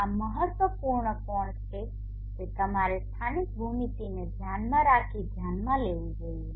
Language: Gujarati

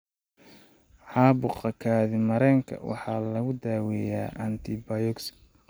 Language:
Somali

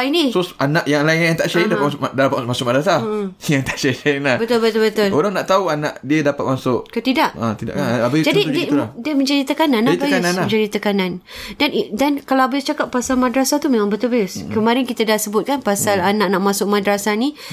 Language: Malay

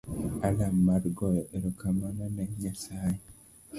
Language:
Luo (Kenya and Tanzania)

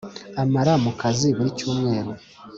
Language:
Kinyarwanda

